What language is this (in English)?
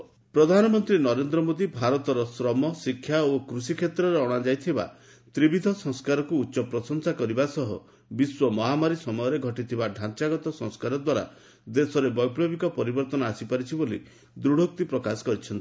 Odia